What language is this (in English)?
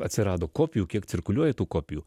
Lithuanian